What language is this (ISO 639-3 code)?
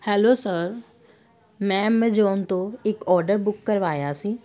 pan